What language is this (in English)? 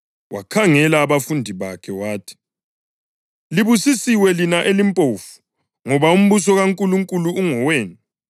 North Ndebele